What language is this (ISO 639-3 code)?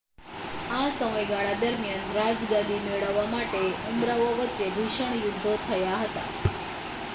guj